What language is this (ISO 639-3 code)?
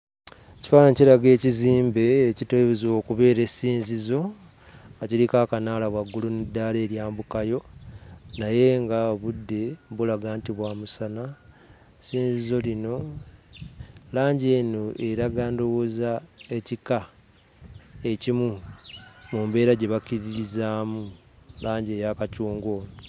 lug